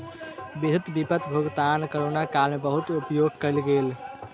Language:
Maithili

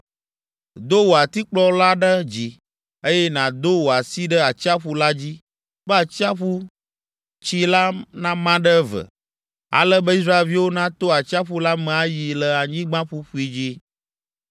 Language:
Ewe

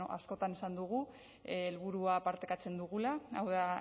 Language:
Basque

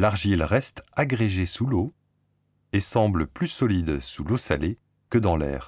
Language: French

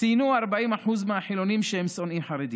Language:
Hebrew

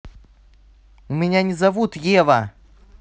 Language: Russian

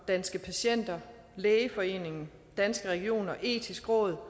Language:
Danish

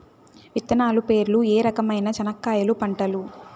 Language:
Telugu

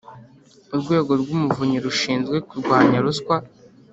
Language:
Kinyarwanda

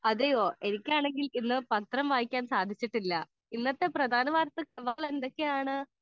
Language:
Malayalam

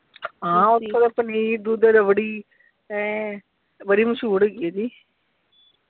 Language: Punjabi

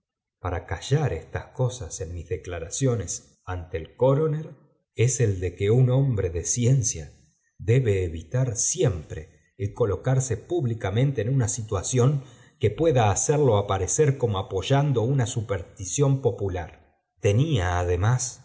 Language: Spanish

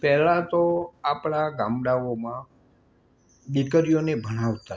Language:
Gujarati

